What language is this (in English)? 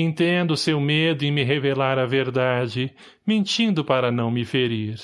Portuguese